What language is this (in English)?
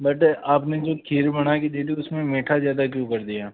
Hindi